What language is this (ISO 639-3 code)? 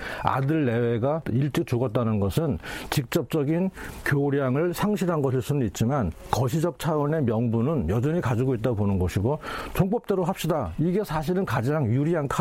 kor